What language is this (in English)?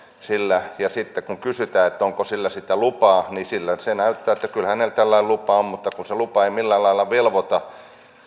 Finnish